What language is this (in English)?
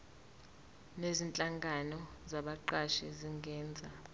Zulu